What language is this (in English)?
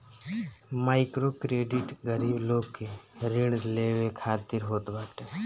Bhojpuri